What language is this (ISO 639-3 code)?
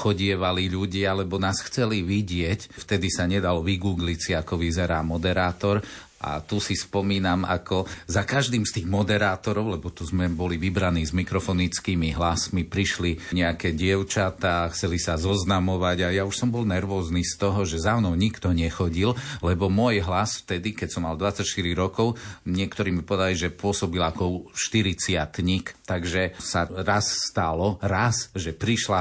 slk